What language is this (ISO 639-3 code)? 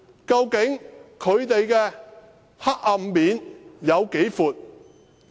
yue